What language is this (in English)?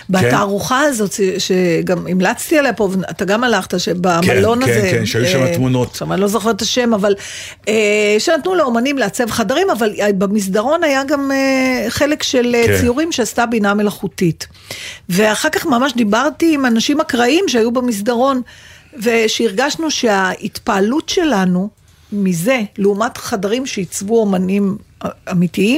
Hebrew